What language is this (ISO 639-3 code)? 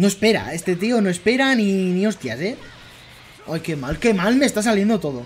spa